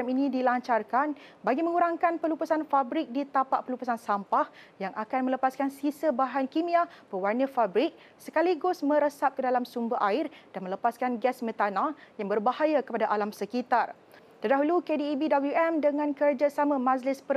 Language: Malay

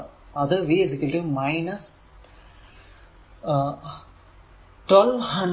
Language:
Malayalam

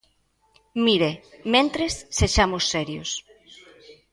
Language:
Galician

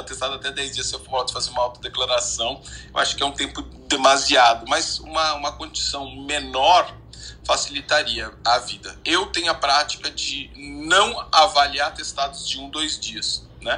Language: Portuguese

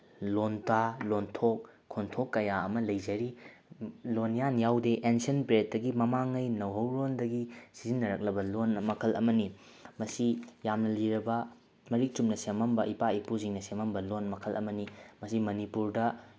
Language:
Manipuri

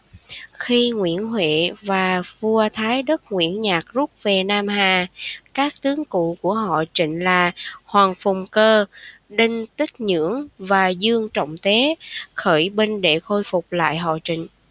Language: Vietnamese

